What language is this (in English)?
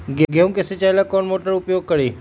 Magahi